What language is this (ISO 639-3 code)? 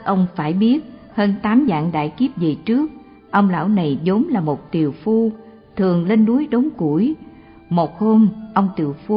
vie